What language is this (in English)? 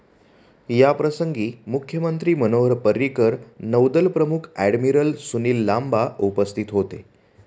Marathi